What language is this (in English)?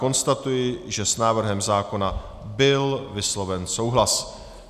Czech